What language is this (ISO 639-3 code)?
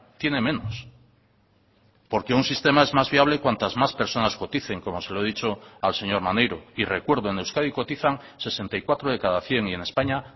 spa